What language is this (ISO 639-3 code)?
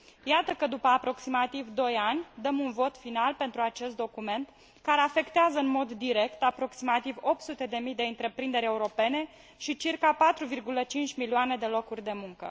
ron